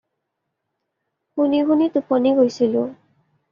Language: Assamese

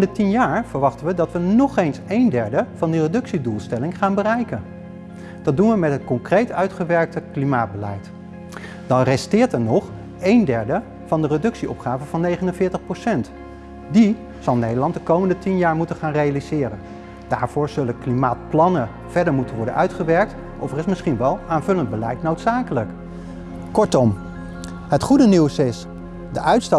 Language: Dutch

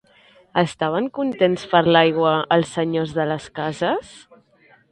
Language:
Catalan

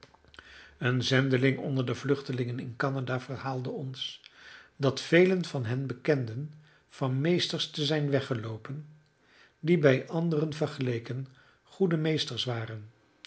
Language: Dutch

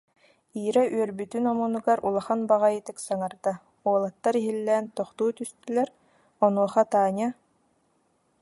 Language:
Yakut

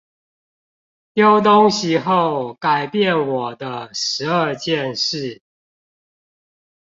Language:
Chinese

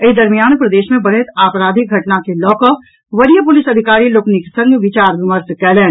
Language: Maithili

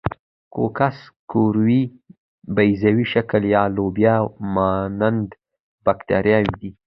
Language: Pashto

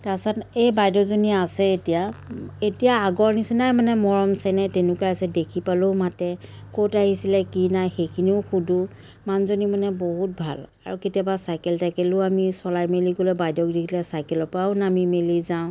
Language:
Assamese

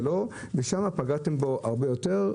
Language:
Hebrew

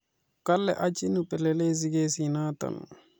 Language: Kalenjin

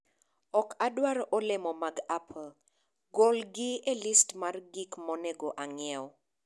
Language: Luo (Kenya and Tanzania)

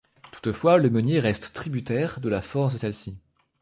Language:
French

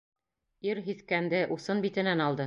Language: Bashkir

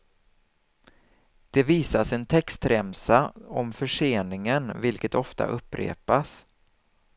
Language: Swedish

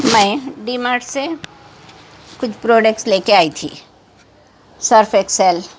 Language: Urdu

